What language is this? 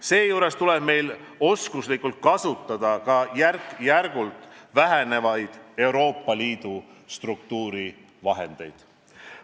Estonian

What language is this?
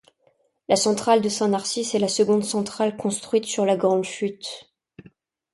French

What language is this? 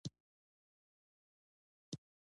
Pashto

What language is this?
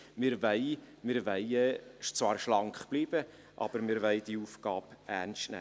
Swiss German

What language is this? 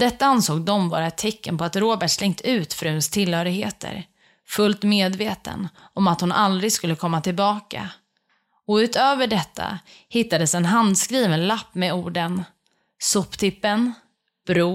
Swedish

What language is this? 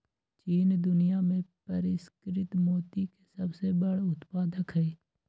Magahi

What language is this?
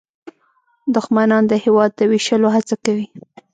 Pashto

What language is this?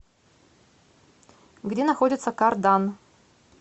Russian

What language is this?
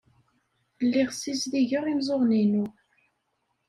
Kabyle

